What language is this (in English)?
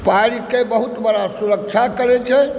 Maithili